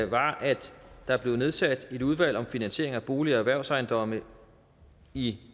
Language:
Danish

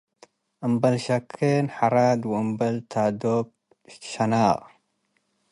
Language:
Tigre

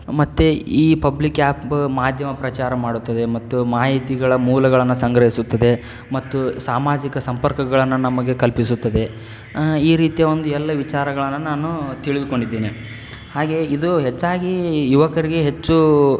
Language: Kannada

